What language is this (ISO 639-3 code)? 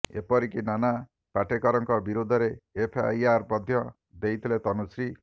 ori